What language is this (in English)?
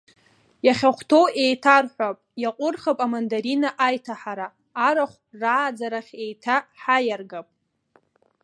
Abkhazian